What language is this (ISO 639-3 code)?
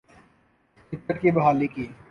urd